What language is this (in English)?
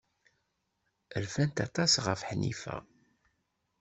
Kabyle